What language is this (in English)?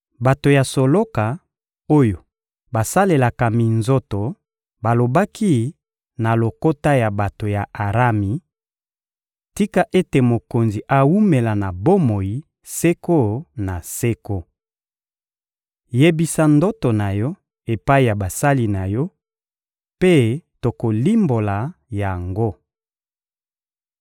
Lingala